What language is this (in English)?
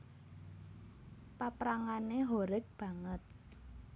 Javanese